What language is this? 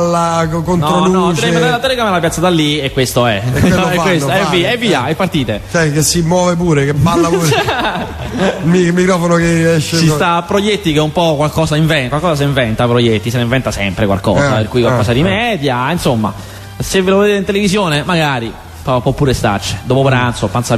Italian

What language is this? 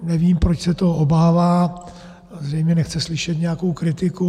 Czech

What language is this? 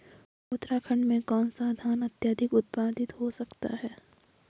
Hindi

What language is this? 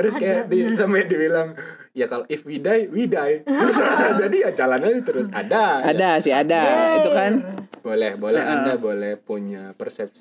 Indonesian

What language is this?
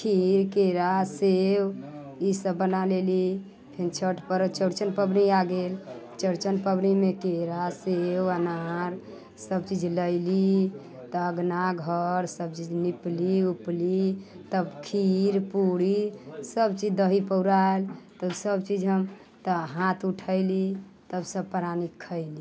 Maithili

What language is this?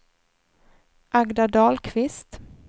Swedish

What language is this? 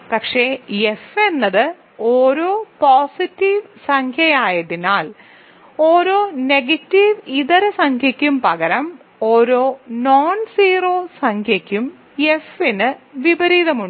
Malayalam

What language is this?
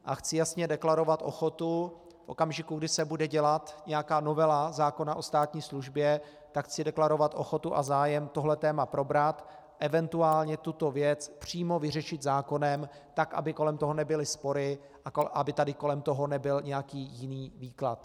Czech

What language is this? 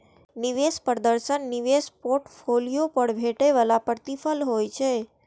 Maithili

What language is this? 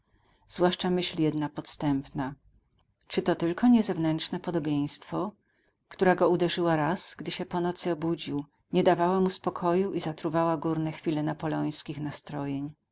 Polish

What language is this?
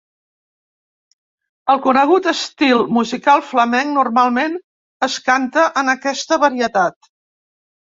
Catalan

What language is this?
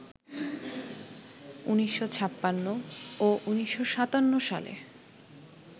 Bangla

